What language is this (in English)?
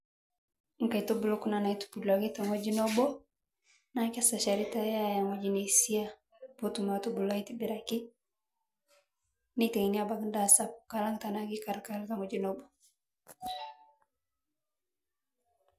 Masai